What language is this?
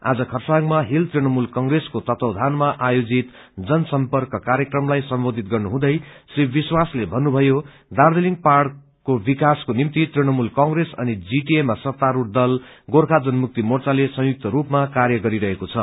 Nepali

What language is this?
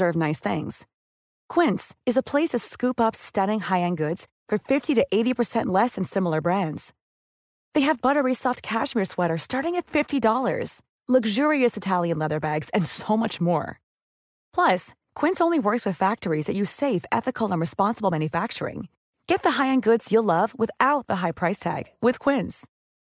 Filipino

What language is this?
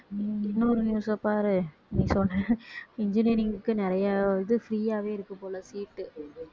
Tamil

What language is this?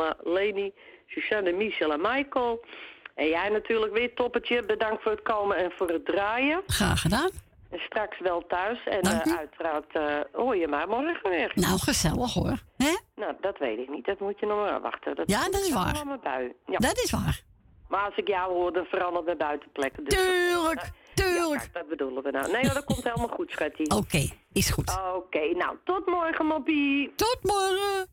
Dutch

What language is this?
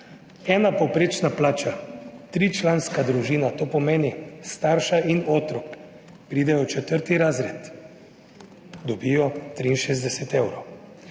Slovenian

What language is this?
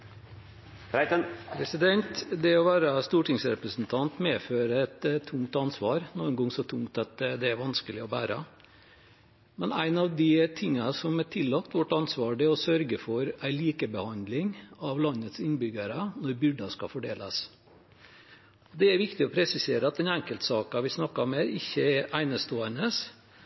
Norwegian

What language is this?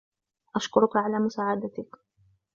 Arabic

